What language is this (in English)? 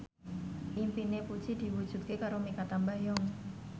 Javanese